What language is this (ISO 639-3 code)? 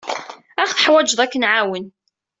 kab